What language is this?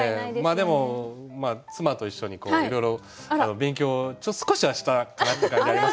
Japanese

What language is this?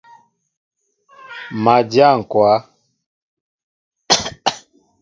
Mbo (Cameroon)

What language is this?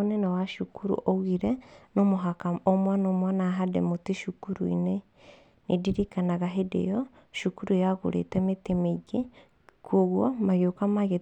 Kikuyu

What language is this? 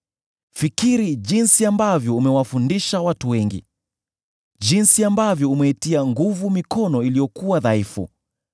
Swahili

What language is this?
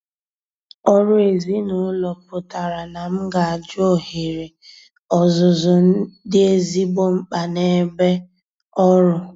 Igbo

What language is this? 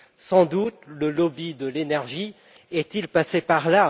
French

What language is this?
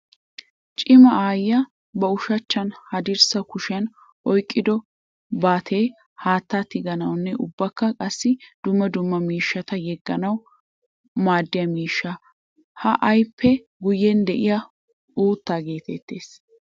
Wolaytta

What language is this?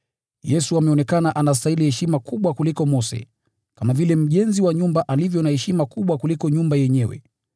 Swahili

